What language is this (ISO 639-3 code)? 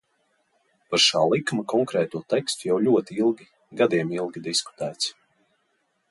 lav